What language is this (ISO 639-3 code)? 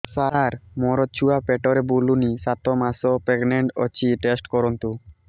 ori